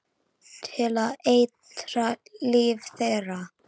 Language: Icelandic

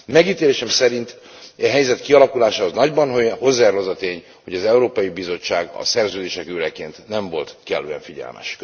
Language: Hungarian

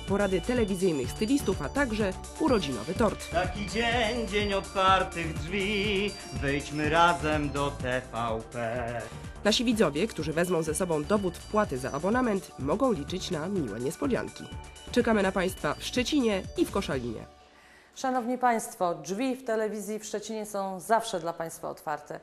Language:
Polish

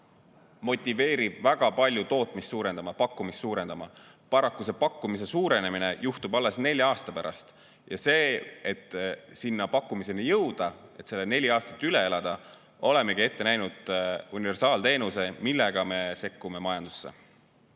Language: Estonian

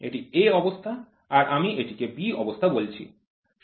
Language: Bangla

